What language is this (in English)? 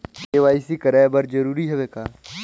Chhattisgarhi